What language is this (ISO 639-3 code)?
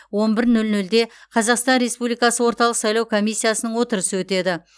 kaz